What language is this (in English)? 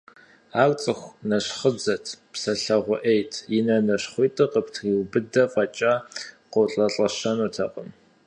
Kabardian